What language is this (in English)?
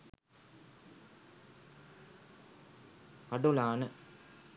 Sinhala